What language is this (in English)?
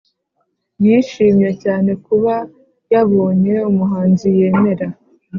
Kinyarwanda